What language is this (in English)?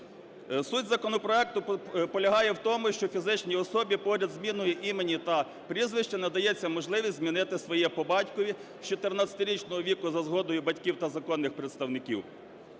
Ukrainian